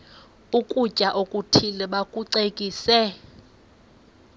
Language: Xhosa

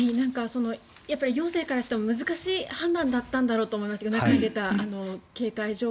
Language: Japanese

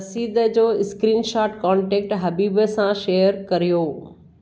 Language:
Sindhi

